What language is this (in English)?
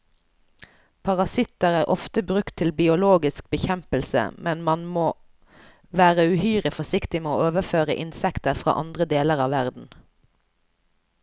Norwegian